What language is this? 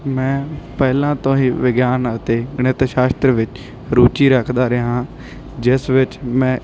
Punjabi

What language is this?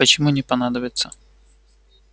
Russian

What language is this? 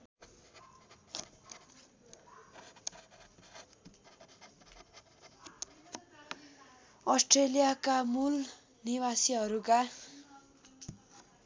Nepali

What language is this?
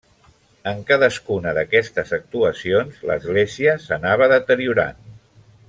Catalan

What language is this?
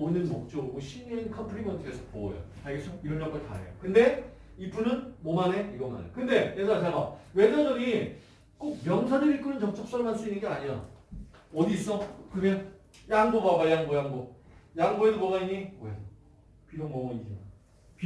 Korean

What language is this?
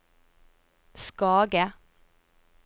Norwegian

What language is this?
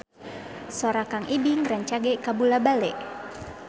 Sundanese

